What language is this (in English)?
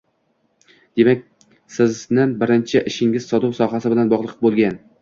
Uzbek